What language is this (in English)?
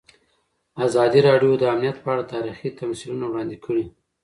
Pashto